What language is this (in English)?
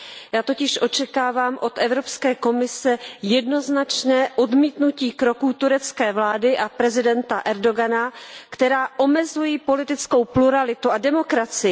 Czech